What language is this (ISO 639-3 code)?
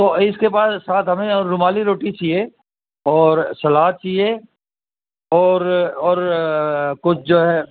urd